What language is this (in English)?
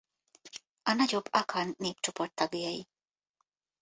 Hungarian